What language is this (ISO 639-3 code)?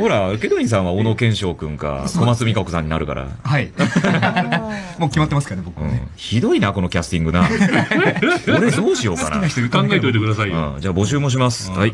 jpn